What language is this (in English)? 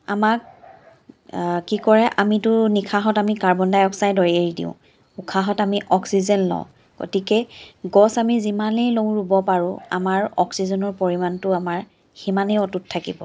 Assamese